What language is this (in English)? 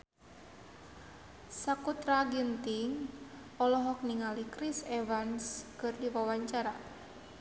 Sundanese